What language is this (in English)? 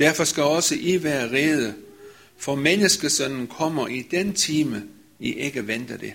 Danish